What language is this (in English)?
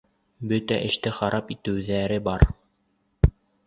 Bashkir